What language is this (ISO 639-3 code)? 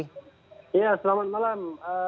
ind